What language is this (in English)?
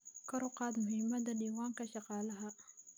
Somali